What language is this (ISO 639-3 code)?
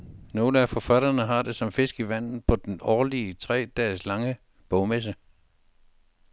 dan